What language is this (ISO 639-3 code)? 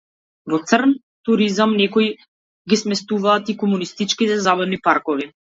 mkd